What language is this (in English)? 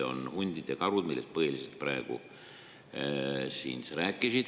Estonian